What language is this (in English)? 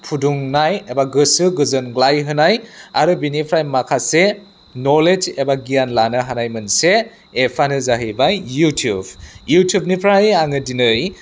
Bodo